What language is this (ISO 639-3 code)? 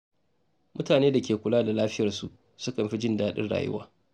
hau